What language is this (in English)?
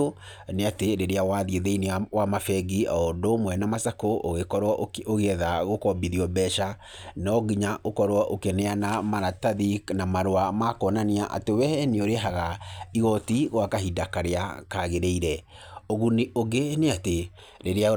Kikuyu